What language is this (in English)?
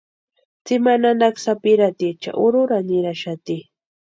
Western Highland Purepecha